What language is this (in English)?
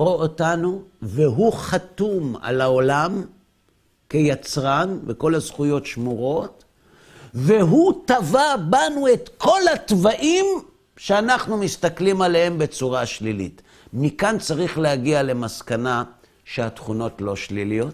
Hebrew